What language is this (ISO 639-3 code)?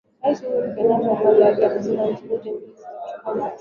swa